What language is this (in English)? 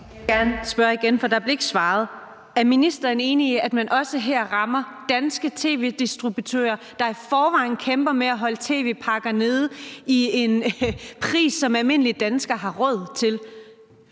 Danish